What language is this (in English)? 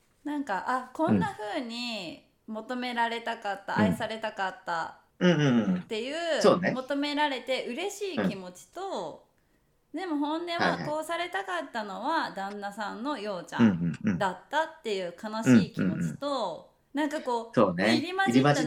Japanese